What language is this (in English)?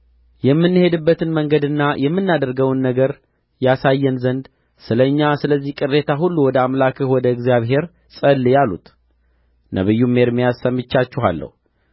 Amharic